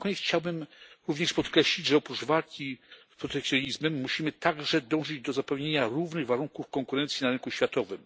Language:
Polish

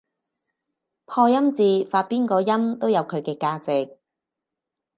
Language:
Cantonese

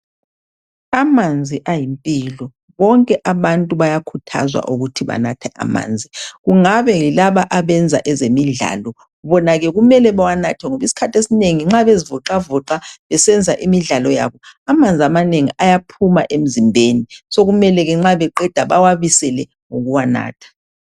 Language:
North Ndebele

